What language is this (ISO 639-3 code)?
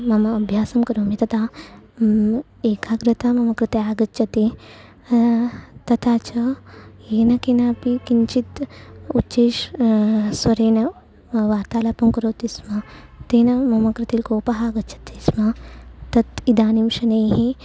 san